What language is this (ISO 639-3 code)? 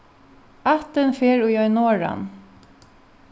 fao